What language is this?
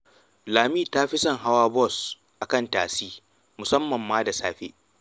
Hausa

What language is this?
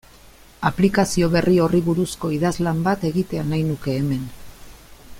Basque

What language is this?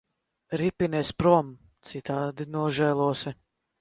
Latvian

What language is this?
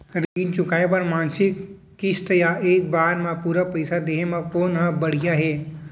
Chhattisgarhi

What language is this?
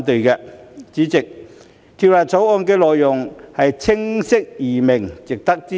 Cantonese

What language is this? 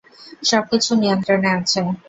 Bangla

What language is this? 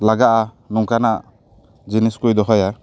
Santali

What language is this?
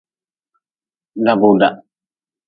Nawdm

